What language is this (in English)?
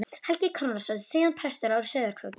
Icelandic